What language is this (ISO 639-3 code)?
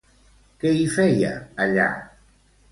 cat